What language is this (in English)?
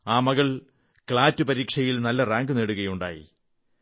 Malayalam